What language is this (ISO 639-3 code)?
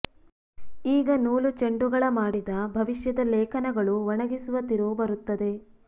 kan